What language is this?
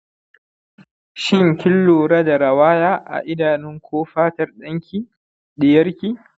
Hausa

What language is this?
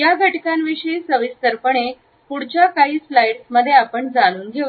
Marathi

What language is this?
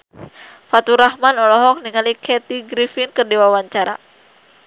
Sundanese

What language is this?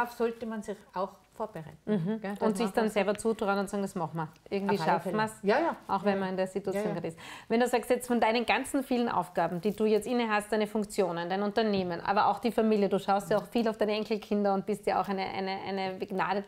German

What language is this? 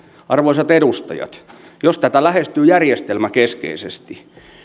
Finnish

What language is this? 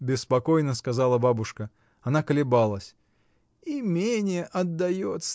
Russian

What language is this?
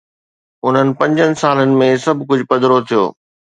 Sindhi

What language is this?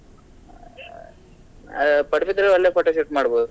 Kannada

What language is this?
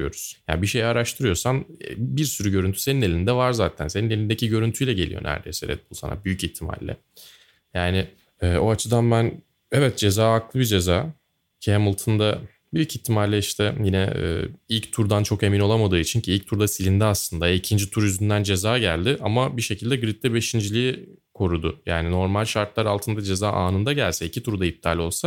Turkish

